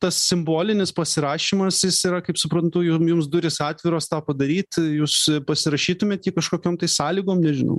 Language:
Lithuanian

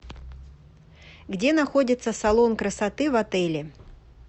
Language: Russian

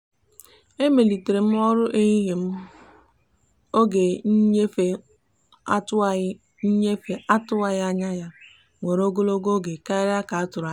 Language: Igbo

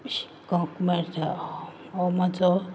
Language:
Konkani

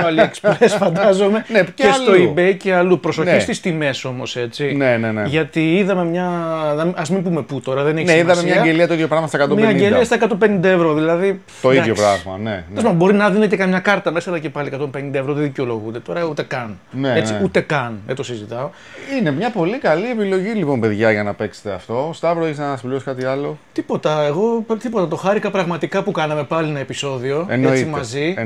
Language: Greek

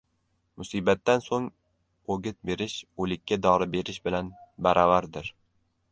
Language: Uzbek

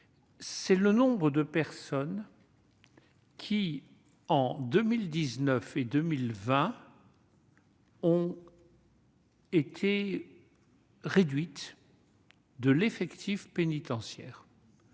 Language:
French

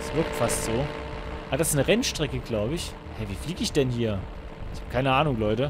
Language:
German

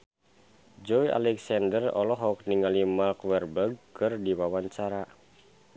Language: Sundanese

